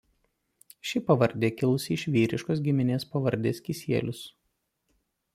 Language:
Lithuanian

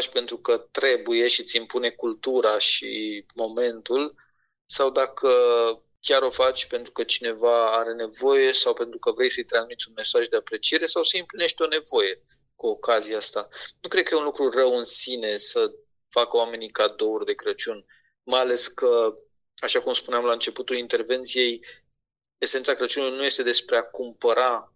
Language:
Romanian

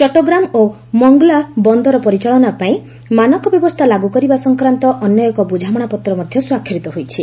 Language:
Odia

